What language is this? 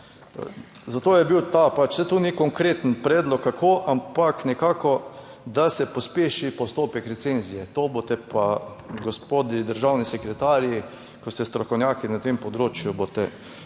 Slovenian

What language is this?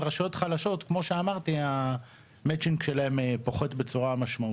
Hebrew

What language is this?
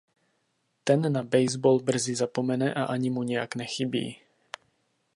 Czech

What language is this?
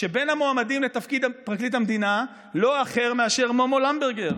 Hebrew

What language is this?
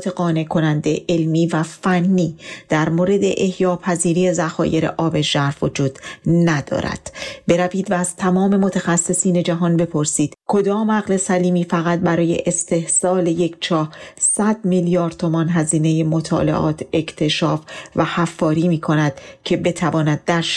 Persian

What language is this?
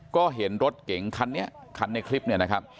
Thai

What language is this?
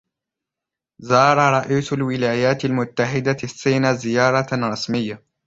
Arabic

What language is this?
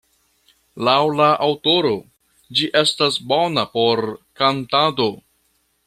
Esperanto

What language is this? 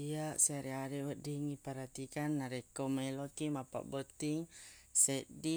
Buginese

